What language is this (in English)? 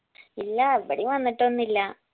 Malayalam